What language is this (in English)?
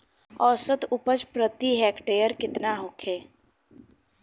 Bhojpuri